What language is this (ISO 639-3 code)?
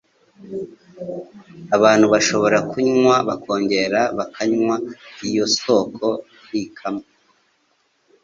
kin